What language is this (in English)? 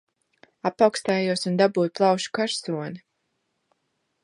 Latvian